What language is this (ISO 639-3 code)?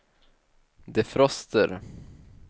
swe